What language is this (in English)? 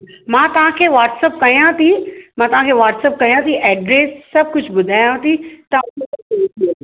Sindhi